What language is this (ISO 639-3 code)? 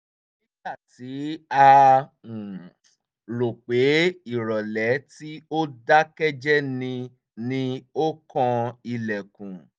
yor